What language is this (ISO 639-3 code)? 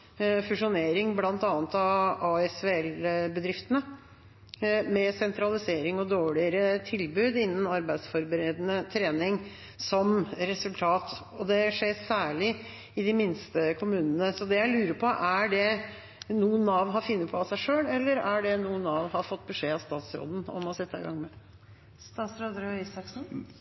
nob